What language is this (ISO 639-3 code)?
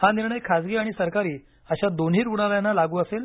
mar